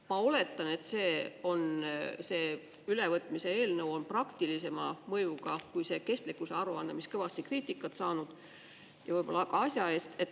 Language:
Estonian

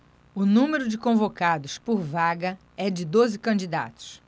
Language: Portuguese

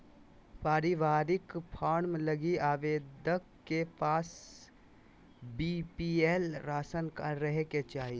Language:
Magahi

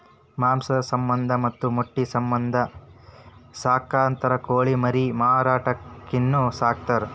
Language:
Kannada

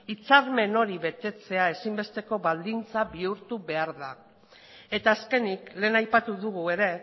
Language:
Basque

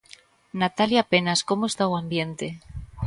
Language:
Galician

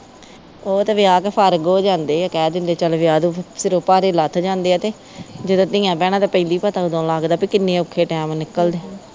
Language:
Punjabi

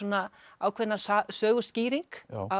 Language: Icelandic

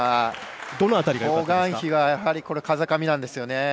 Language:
Japanese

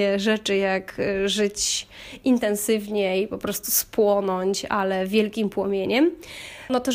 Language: Polish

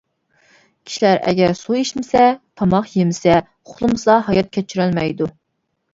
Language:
Uyghur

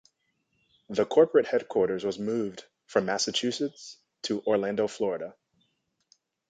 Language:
English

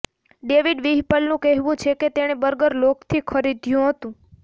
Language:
Gujarati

